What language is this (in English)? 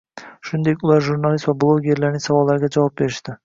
Uzbek